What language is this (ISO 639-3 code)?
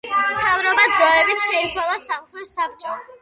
kat